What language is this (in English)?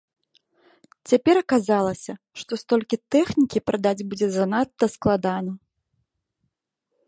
Belarusian